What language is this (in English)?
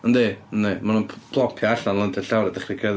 Welsh